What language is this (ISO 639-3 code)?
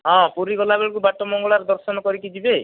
ori